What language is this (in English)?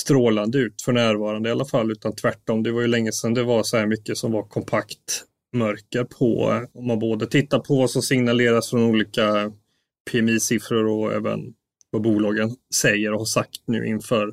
Swedish